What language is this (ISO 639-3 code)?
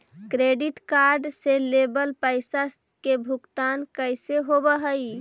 mag